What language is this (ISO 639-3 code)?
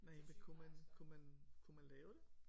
dan